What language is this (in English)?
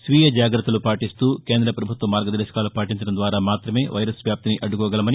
Telugu